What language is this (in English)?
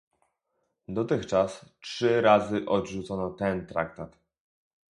Polish